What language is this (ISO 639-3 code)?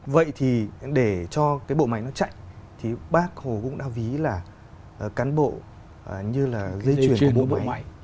vie